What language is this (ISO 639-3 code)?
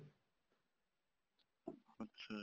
pan